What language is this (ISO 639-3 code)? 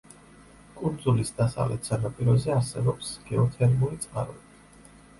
kat